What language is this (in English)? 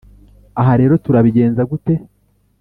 Kinyarwanda